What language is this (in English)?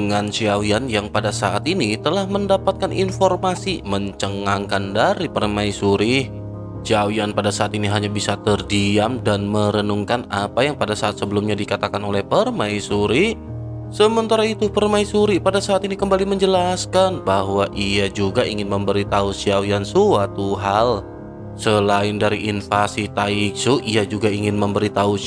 Indonesian